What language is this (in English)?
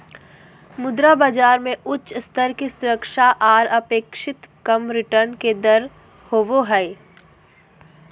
Magahi